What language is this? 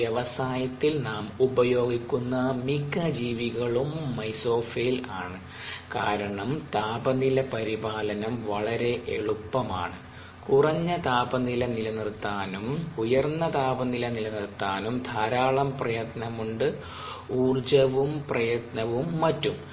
Malayalam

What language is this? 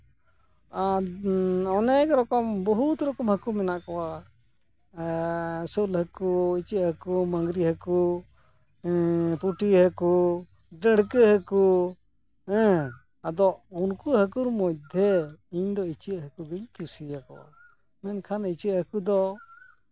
Santali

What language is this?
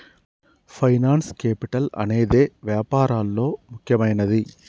Telugu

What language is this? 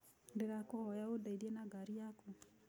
Kikuyu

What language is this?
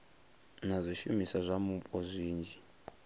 Venda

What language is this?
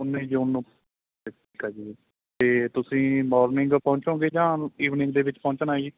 Punjabi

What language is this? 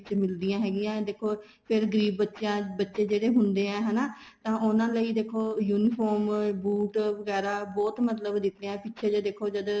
Punjabi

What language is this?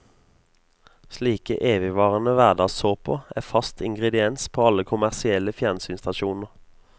Norwegian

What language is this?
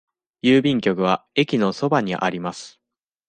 Japanese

